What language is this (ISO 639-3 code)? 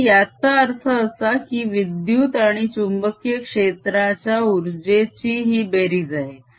mar